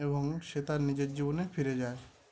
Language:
Bangla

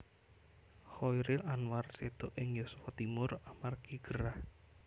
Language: Javanese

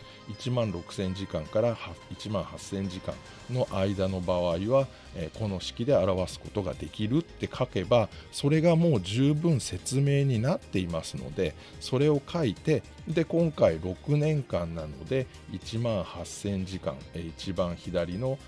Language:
Japanese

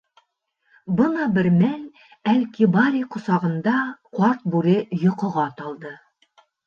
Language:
Bashkir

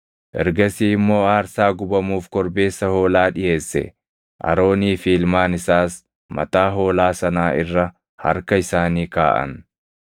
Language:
Oromo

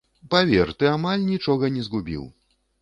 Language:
Belarusian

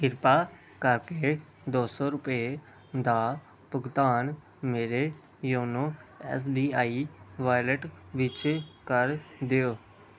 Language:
Punjabi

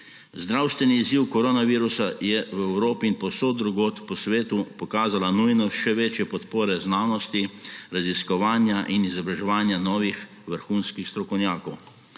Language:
Slovenian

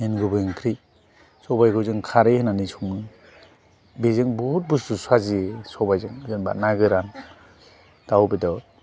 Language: Bodo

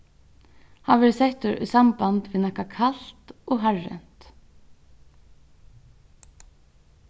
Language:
Faroese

